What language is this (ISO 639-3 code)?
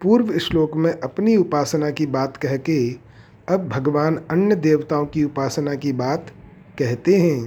hin